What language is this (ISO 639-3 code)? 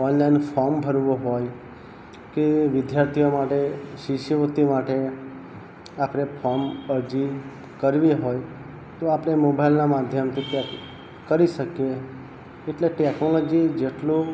guj